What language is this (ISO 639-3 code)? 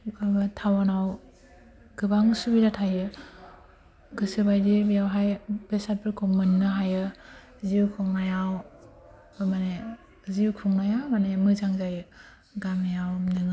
brx